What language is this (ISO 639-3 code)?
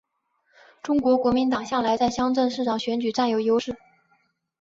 zho